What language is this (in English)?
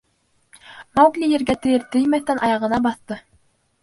Bashkir